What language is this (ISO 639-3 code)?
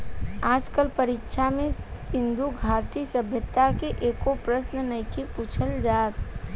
bho